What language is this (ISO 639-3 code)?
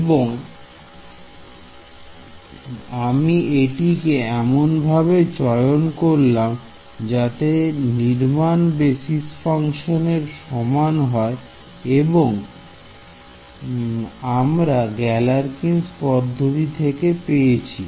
ben